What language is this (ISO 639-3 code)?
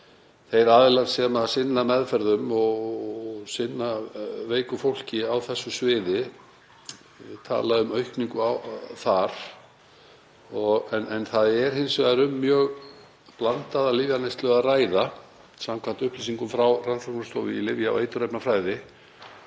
isl